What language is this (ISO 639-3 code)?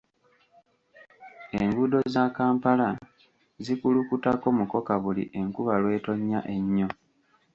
lug